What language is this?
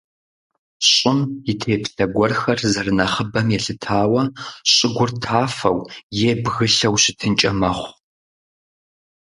Kabardian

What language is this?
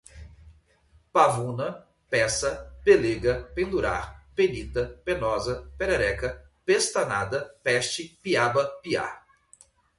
Portuguese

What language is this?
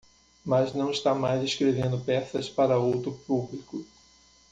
Portuguese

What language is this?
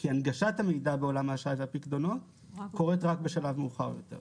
Hebrew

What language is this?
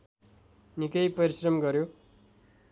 Nepali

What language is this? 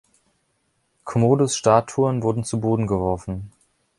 German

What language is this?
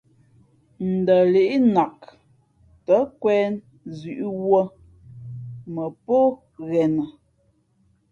Fe'fe'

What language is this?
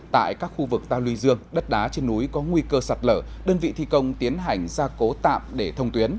Vietnamese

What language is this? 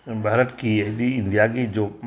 Manipuri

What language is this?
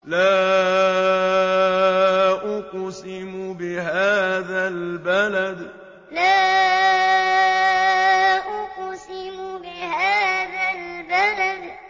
Arabic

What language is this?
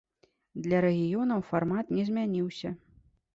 Belarusian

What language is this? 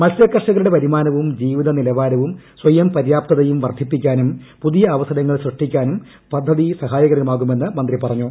Malayalam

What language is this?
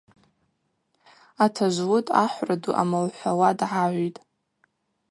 Abaza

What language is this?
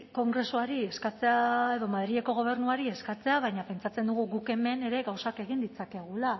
Basque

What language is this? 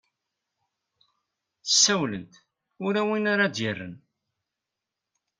Kabyle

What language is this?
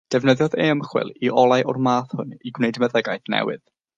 Welsh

